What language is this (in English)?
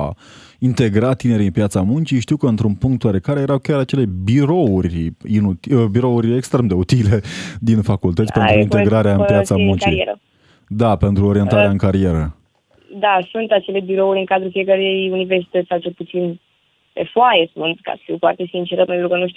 Romanian